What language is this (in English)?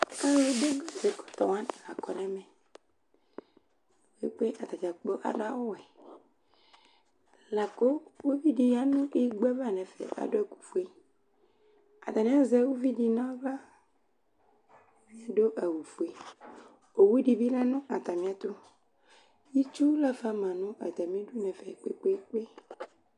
Ikposo